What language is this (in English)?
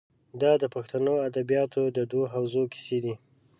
Pashto